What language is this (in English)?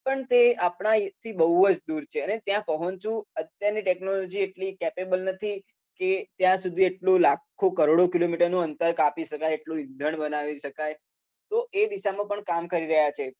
Gujarati